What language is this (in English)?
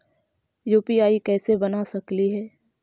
Magahi